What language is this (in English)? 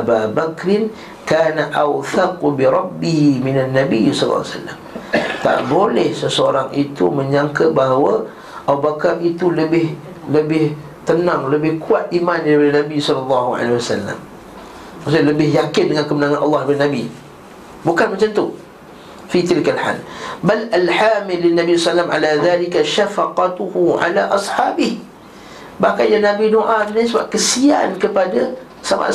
Malay